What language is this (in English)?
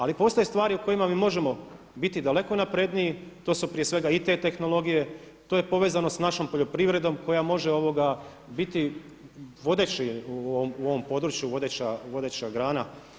Croatian